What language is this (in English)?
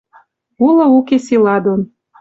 Western Mari